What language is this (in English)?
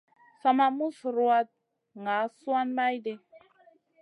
Masana